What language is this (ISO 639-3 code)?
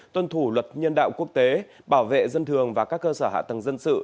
vie